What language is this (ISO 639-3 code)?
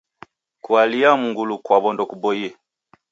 dav